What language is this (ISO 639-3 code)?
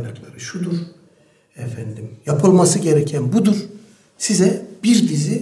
tur